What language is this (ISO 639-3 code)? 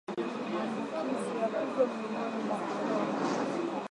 swa